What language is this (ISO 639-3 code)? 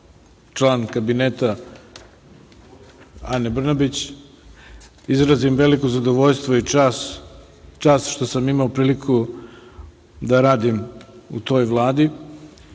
srp